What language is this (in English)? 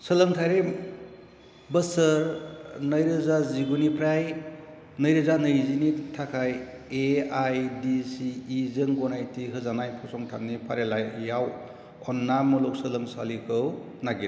Bodo